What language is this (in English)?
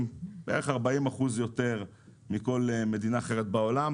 Hebrew